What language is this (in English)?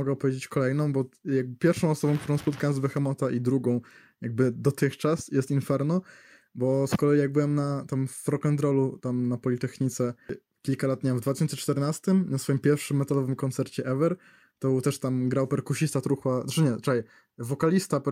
Polish